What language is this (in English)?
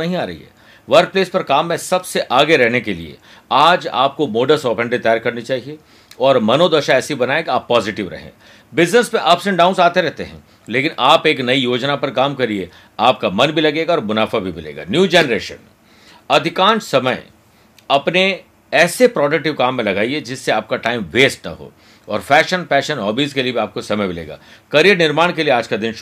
Hindi